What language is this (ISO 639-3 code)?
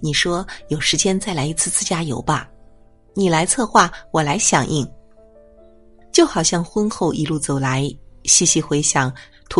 zho